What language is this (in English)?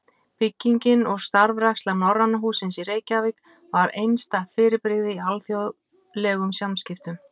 Icelandic